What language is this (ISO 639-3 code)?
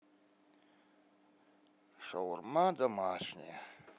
rus